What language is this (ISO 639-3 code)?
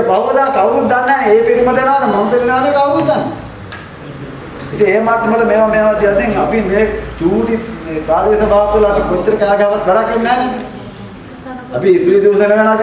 ind